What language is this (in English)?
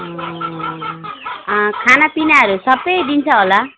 Nepali